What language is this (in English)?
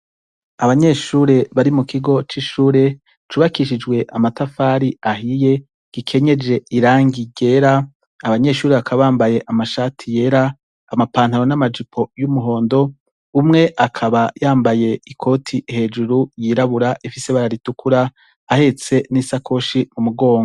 Rundi